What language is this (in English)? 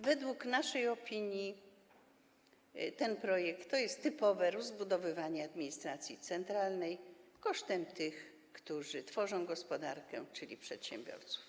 Polish